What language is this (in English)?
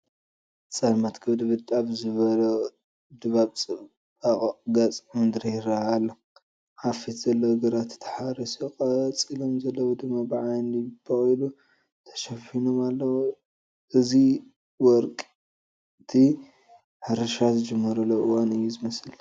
Tigrinya